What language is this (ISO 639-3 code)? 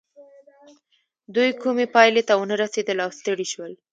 pus